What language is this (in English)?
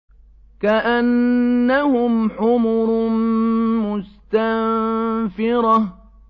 Arabic